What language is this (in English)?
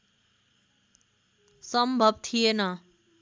Nepali